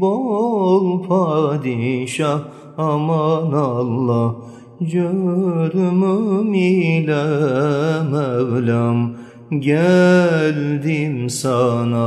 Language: Turkish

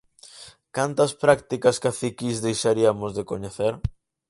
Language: Galician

